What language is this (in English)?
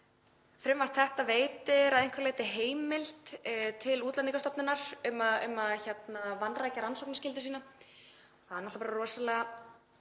Icelandic